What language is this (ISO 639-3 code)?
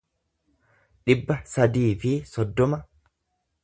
orm